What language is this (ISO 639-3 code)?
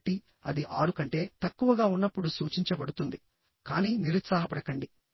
tel